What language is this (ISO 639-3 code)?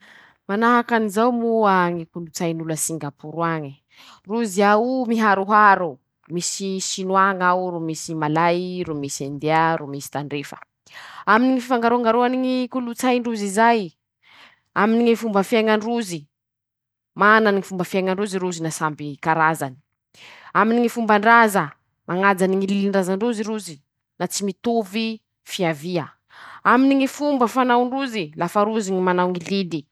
msh